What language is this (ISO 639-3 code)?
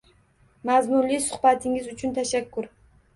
uzb